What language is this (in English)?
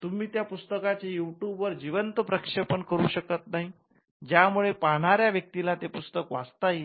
Marathi